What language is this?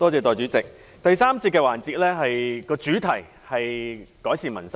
Cantonese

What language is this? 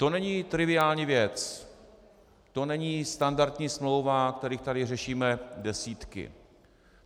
Czech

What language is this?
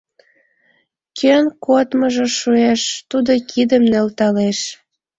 Mari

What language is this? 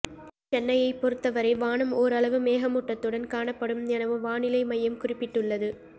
Tamil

